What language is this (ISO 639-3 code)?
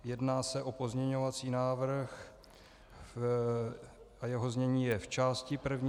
ces